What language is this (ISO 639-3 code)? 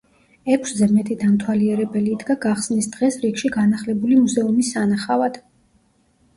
kat